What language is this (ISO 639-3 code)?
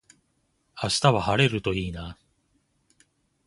jpn